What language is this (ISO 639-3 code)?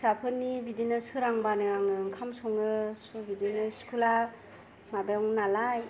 brx